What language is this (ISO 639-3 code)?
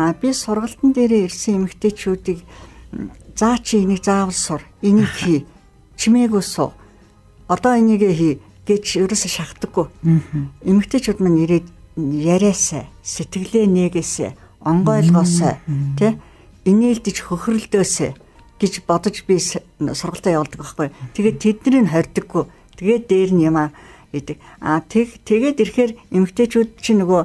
tur